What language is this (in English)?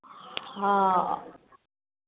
Maithili